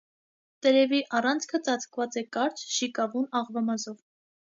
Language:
Armenian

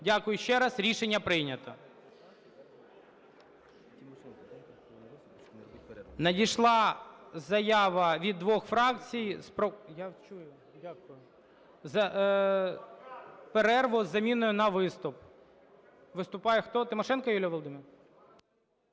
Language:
Ukrainian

